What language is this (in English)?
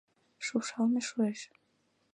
Mari